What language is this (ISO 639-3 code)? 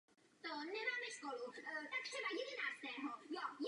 ces